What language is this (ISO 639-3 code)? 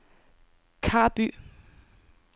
dan